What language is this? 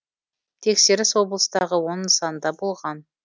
Kazakh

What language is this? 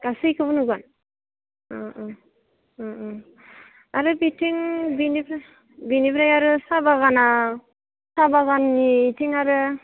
Bodo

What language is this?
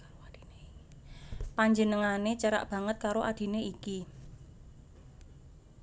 Javanese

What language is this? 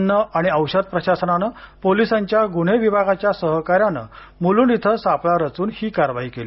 Marathi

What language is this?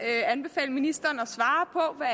Danish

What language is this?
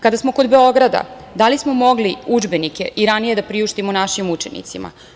Serbian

